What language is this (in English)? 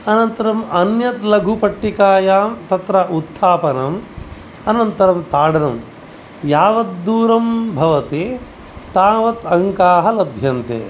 Sanskrit